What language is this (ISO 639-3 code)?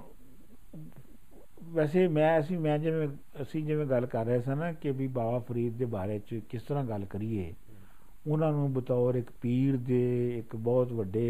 pan